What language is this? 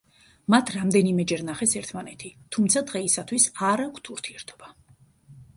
Georgian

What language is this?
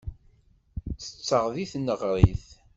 Kabyle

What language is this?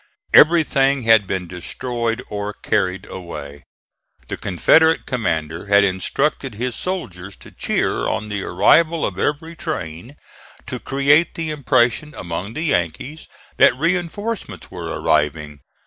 English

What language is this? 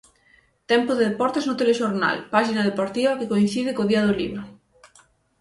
Galician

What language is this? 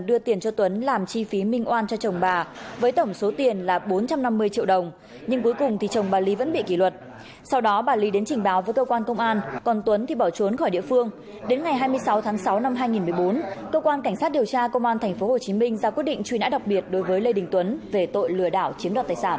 Vietnamese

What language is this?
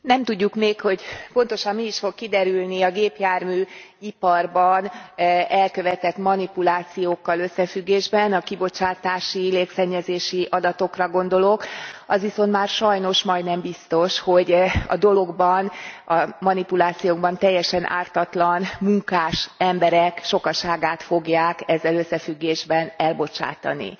Hungarian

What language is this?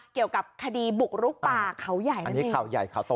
Thai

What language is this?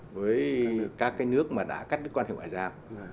Vietnamese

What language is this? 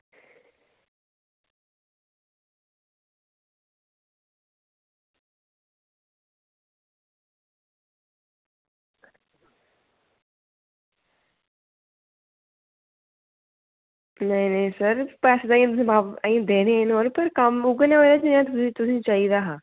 Dogri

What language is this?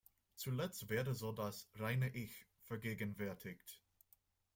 German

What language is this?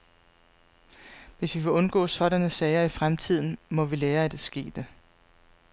Danish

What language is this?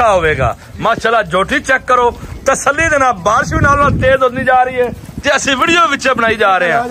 Punjabi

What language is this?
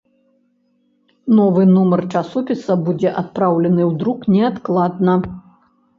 Belarusian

